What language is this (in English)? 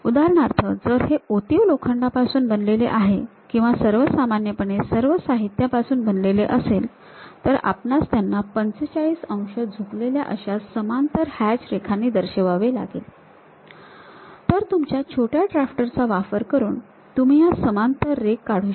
Marathi